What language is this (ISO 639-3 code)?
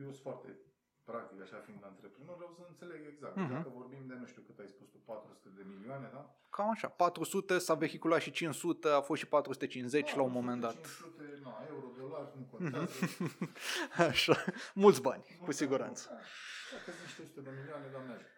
ron